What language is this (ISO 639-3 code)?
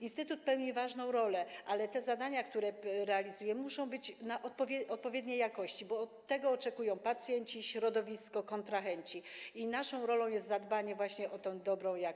pol